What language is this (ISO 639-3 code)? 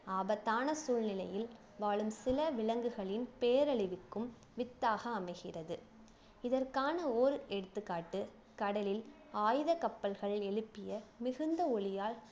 tam